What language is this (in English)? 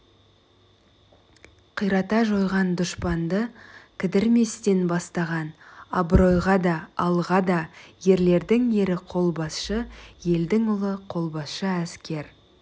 Kazakh